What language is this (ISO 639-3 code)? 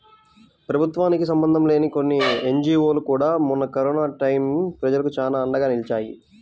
tel